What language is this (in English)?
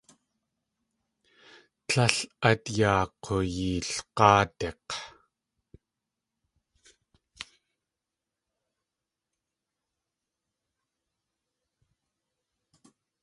Tlingit